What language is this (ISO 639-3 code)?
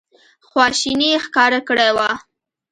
pus